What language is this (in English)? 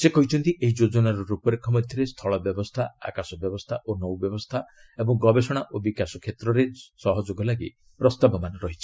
Odia